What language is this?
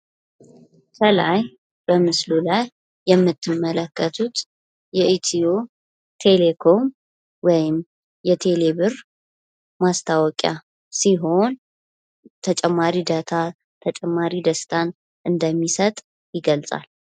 Amharic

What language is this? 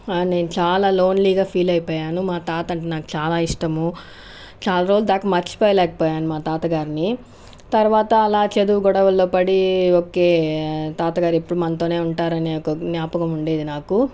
Telugu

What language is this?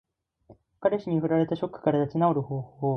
Japanese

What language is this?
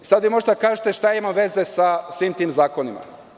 Serbian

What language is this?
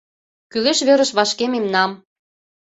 Mari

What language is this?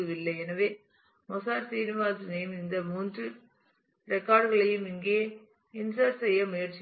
Tamil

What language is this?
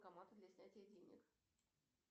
Russian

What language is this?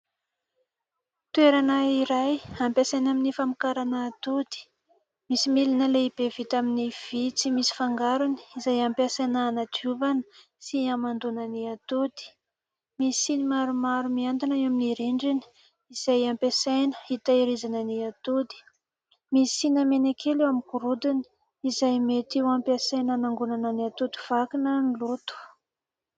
Malagasy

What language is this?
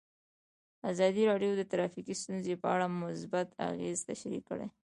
Pashto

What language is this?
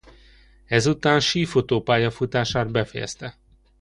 Hungarian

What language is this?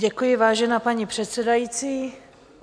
Czech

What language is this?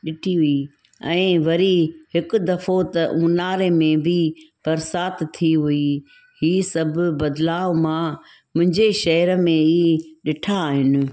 Sindhi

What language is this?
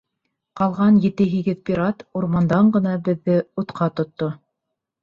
Bashkir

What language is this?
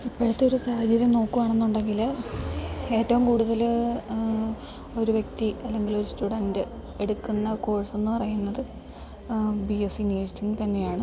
Malayalam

